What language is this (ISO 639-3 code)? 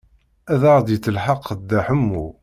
kab